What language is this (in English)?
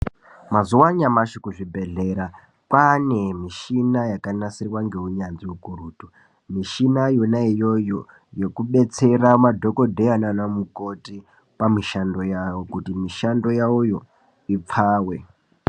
Ndau